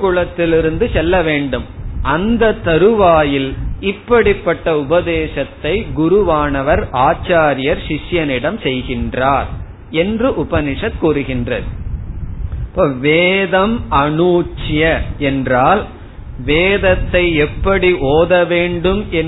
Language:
Tamil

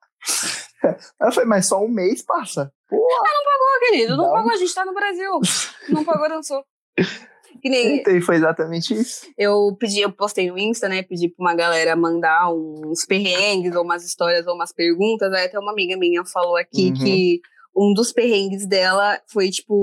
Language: Portuguese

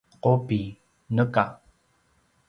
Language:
Paiwan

